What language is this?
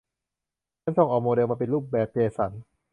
Thai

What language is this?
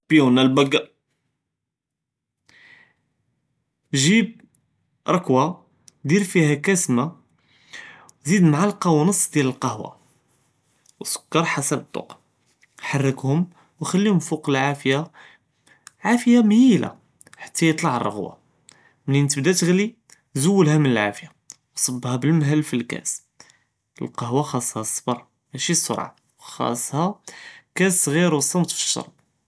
Judeo-Arabic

